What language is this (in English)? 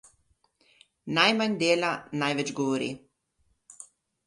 Slovenian